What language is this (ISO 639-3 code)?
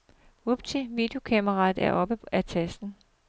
dan